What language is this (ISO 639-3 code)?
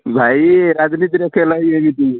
ori